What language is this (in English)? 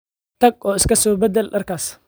Somali